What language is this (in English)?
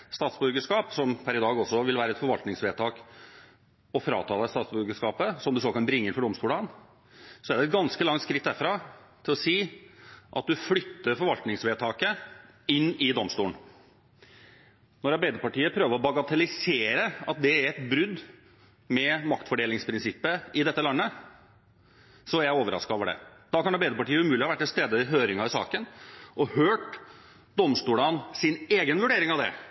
Norwegian Bokmål